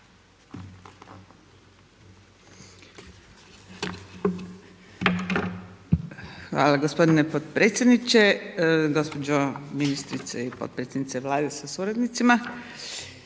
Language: Croatian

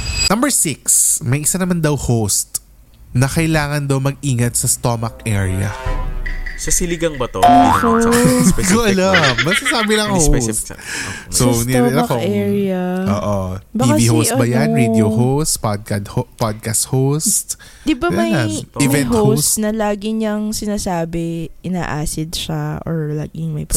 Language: Filipino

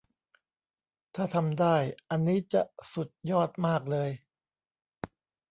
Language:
Thai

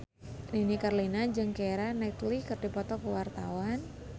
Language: Sundanese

